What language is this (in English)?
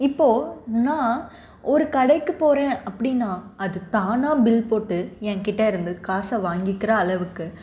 Tamil